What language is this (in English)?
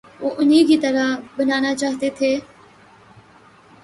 Urdu